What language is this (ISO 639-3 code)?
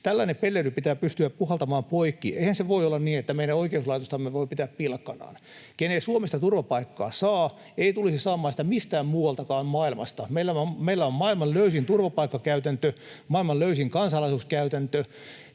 fin